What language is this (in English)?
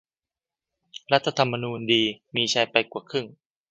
Thai